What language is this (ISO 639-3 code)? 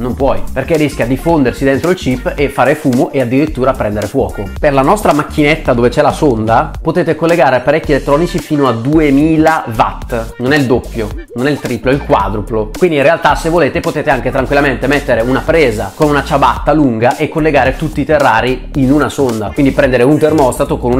ita